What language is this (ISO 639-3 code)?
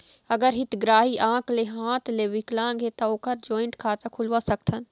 hne